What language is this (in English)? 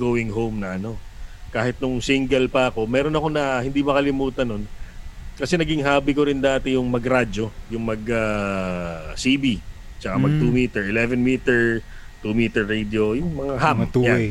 Filipino